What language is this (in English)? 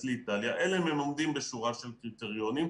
Hebrew